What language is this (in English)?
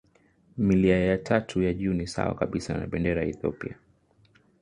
Swahili